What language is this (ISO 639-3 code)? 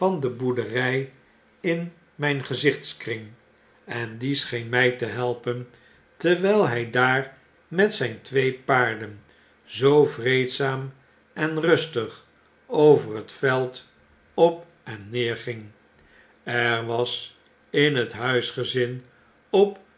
nld